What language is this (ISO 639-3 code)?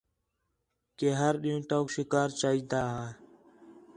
xhe